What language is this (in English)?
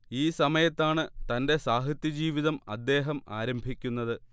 Malayalam